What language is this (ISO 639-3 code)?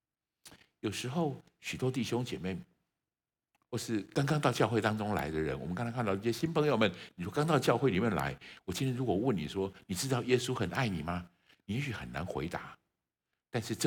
zho